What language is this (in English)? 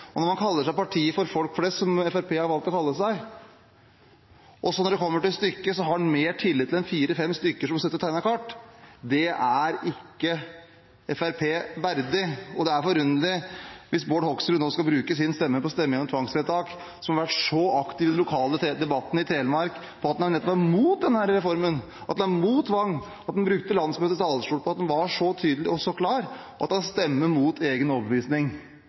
Norwegian Bokmål